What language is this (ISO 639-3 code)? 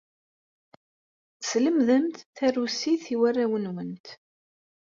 kab